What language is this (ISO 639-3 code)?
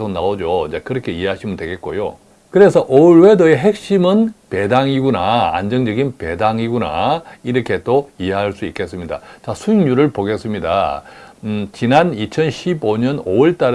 kor